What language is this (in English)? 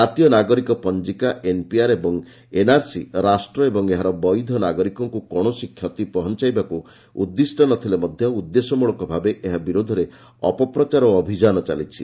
Odia